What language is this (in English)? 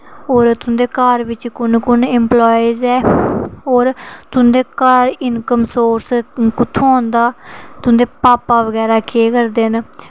Dogri